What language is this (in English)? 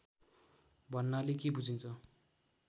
Nepali